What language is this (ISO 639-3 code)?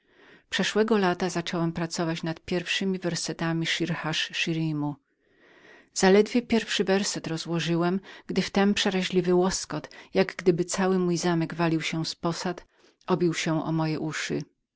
pol